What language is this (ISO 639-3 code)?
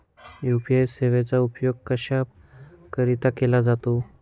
mar